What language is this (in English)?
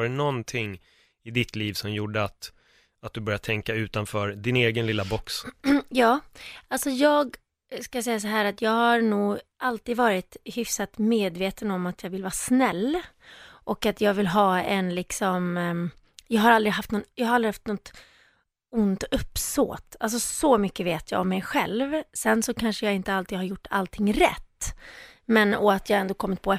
Swedish